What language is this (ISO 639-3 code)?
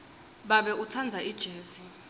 ssw